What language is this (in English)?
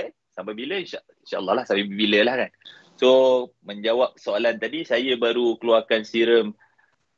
Malay